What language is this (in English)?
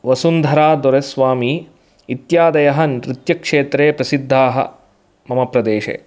Sanskrit